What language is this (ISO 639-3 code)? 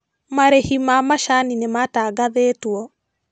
kik